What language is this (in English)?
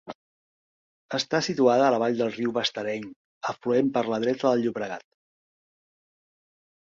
Catalan